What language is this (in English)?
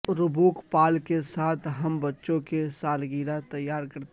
Urdu